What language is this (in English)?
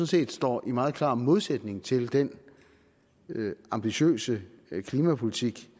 Danish